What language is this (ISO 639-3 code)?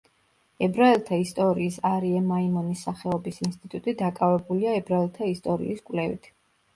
kat